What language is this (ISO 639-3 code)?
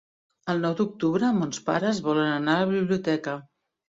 cat